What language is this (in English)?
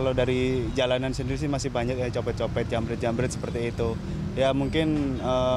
Indonesian